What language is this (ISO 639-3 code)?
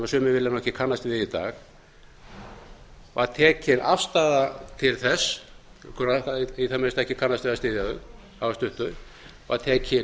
isl